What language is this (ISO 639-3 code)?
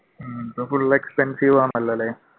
mal